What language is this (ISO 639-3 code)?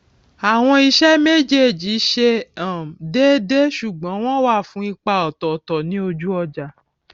yor